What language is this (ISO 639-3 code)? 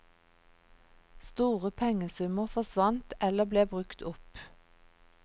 nor